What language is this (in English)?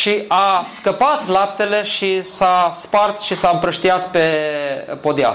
Romanian